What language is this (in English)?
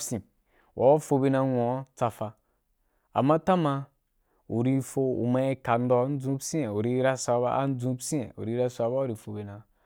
Wapan